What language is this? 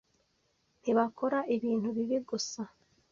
Kinyarwanda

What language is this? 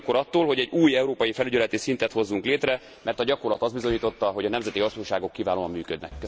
Hungarian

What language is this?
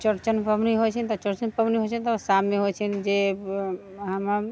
Maithili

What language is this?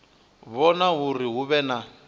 Venda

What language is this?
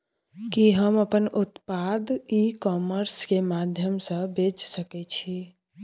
Maithili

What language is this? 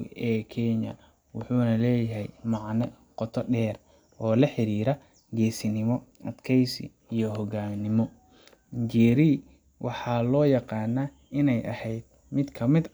Somali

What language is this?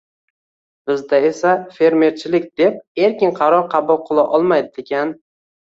Uzbek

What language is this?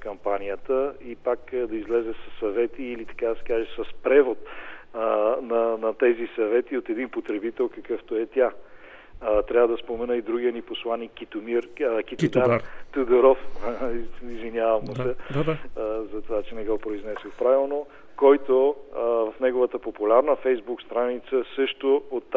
Bulgarian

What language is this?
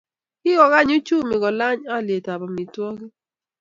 Kalenjin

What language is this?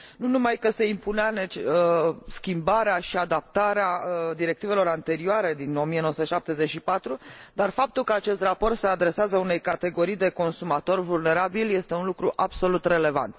Romanian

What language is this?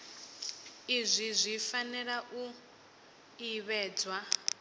Venda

